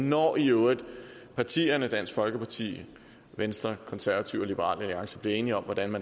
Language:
Danish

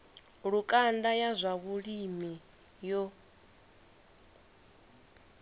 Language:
Venda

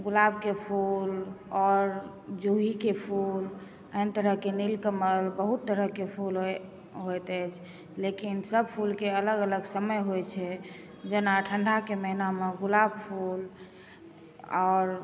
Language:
Maithili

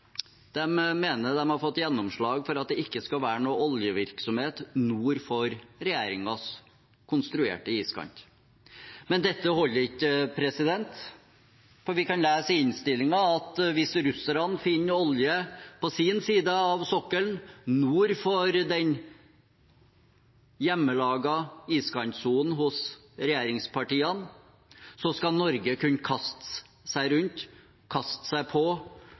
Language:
Norwegian Bokmål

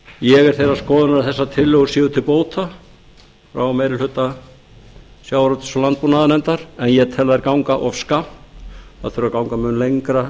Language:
Icelandic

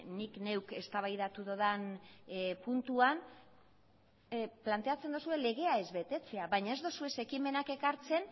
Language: Basque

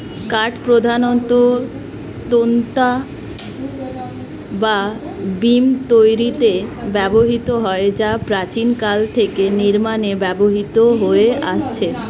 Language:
Bangla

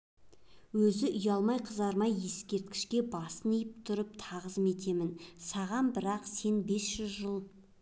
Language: Kazakh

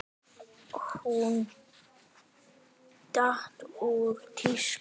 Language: Icelandic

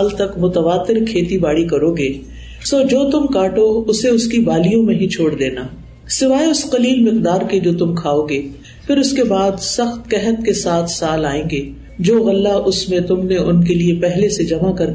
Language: Urdu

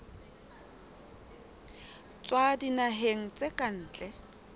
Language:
Southern Sotho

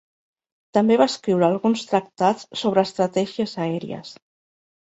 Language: Catalan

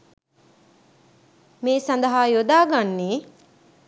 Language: Sinhala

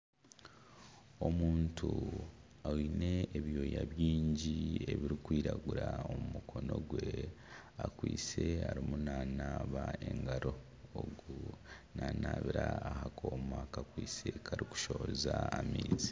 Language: Nyankole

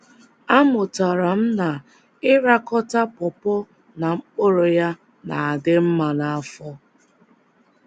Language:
Igbo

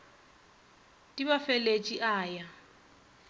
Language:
Northern Sotho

